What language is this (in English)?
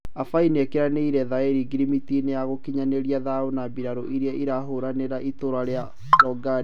Kikuyu